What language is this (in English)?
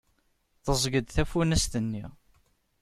Kabyle